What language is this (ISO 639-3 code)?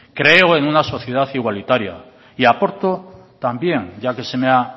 spa